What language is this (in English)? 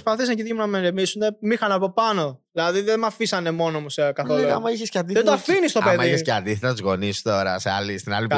Greek